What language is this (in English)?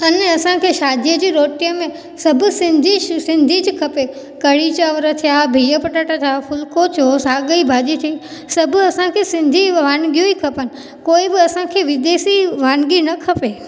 Sindhi